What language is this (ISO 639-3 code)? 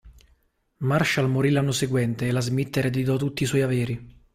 ita